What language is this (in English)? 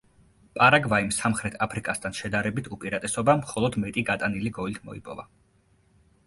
Georgian